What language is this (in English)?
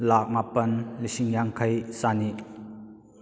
Manipuri